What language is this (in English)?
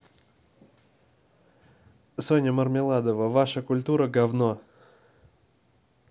Russian